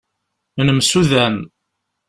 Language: Kabyle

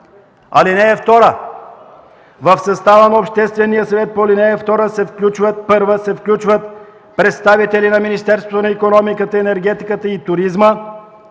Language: Bulgarian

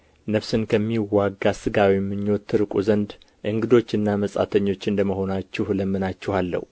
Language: Amharic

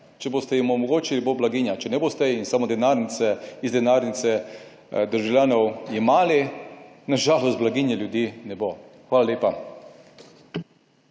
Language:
Slovenian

